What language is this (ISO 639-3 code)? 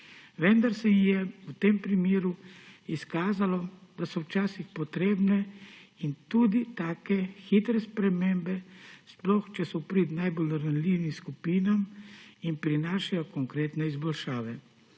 slv